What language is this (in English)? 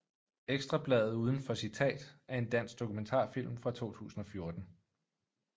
Danish